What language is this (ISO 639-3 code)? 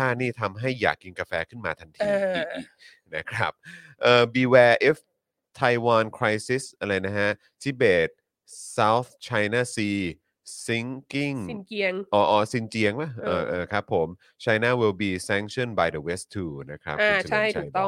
tha